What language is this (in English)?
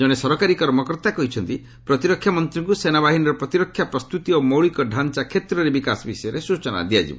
Odia